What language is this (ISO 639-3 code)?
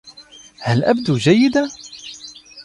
ara